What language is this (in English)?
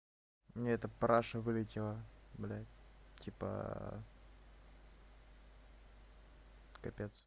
Russian